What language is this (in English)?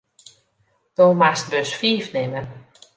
Western Frisian